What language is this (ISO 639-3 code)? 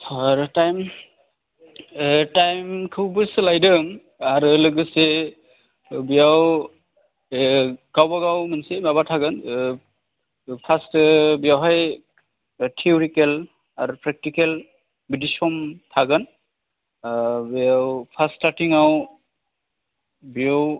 brx